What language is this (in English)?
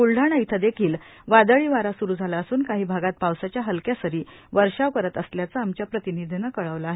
Marathi